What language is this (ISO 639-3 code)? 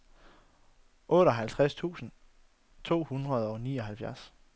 dan